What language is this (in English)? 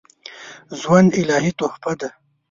Pashto